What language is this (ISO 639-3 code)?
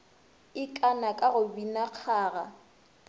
nso